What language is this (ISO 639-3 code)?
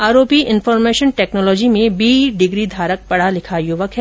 hin